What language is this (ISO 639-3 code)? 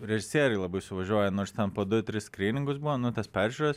lit